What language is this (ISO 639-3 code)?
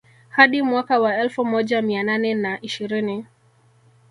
swa